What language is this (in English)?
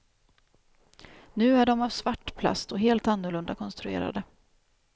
Swedish